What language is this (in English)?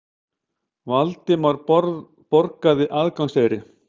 Icelandic